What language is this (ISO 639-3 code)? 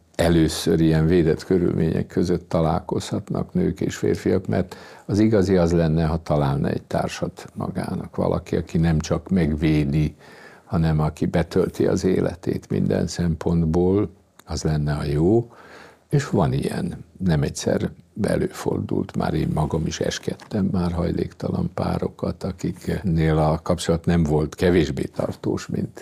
hun